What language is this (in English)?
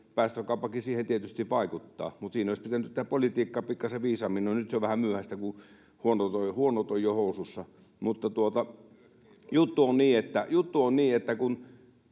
Finnish